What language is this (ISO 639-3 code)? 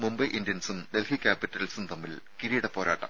mal